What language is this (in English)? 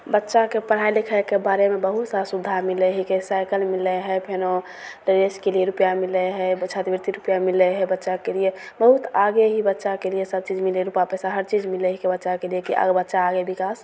Maithili